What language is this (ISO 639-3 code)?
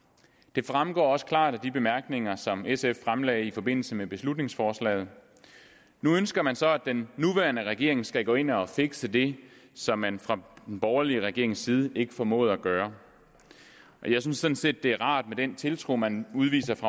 dan